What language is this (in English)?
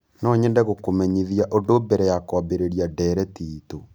Kikuyu